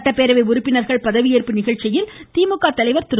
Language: Tamil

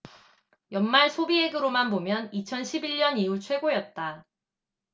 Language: Korean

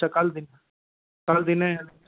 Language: Dogri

